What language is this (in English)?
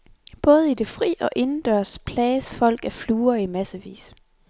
Danish